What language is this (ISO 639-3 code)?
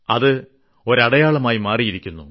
mal